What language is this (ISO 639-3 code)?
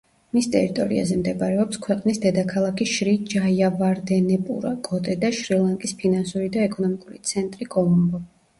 kat